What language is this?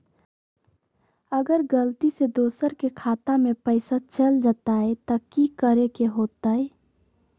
Magahi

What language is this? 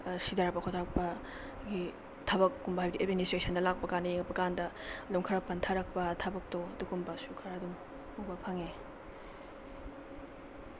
Manipuri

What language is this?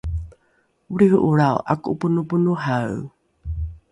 Rukai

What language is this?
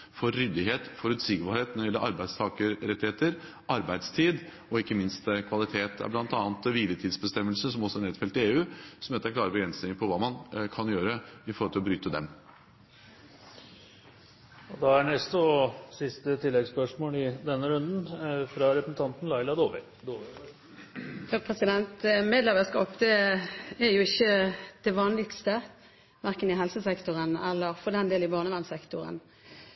Norwegian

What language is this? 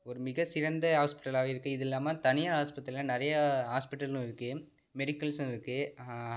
Tamil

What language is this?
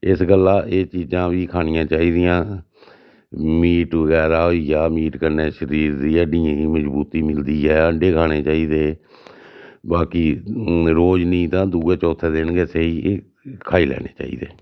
Dogri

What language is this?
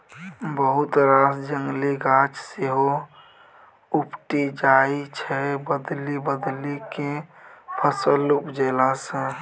Maithili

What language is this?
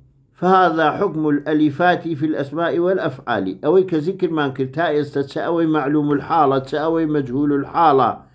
Arabic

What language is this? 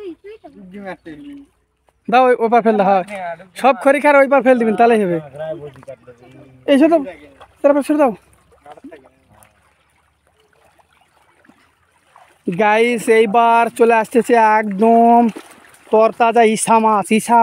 Bangla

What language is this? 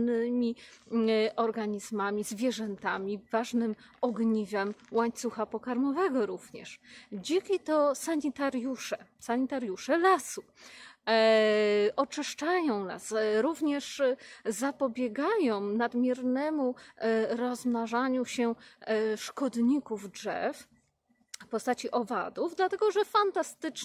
Polish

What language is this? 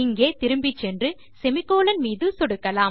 Tamil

